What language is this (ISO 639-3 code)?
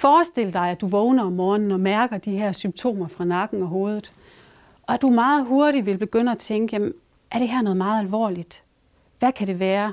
dan